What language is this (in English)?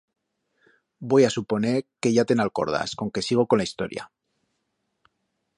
Aragonese